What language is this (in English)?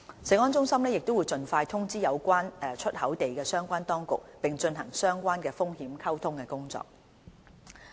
Cantonese